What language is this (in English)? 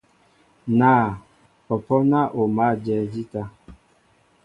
Mbo (Cameroon)